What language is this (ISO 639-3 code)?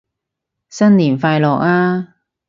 yue